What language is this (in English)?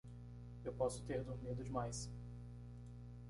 Portuguese